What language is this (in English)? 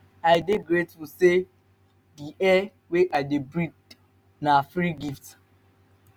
Nigerian Pidgin